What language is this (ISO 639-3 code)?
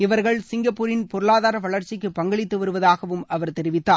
tam